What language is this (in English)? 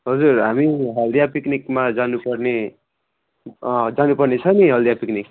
Nepali